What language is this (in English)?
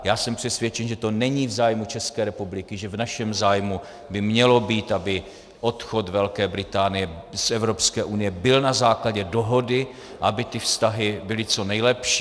Czech